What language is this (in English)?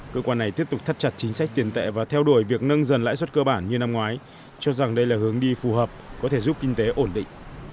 Vietnamese